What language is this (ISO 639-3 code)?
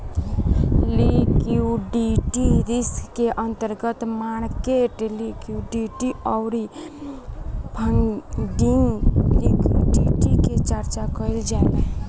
bho